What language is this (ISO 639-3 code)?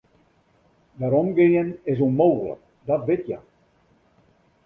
fry